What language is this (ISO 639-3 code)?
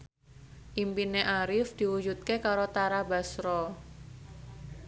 jav